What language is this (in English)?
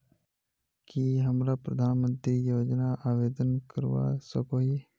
Magahi